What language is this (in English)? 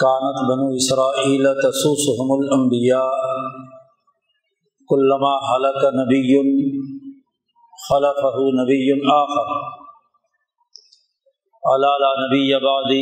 Urdu